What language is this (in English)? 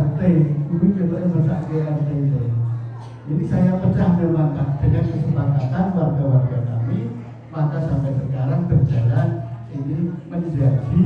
Indonesian